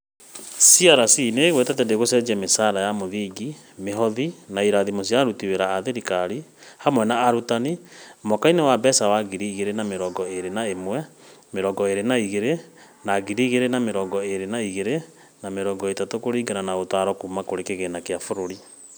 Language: Kikuyu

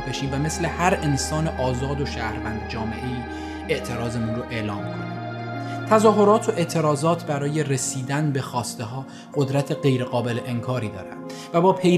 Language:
Persian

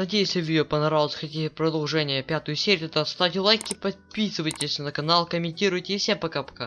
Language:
Russian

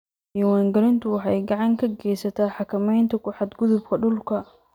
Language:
Somali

